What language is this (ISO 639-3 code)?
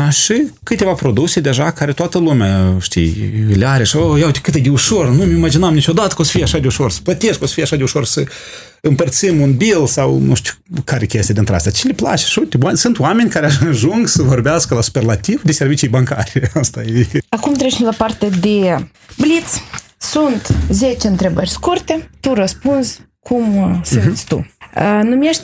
ron